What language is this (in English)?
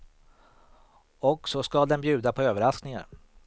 Swedish